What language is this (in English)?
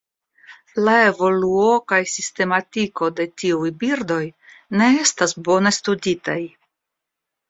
Esperanto